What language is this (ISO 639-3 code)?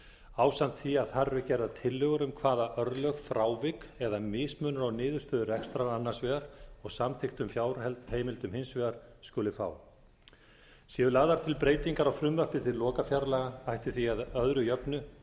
isl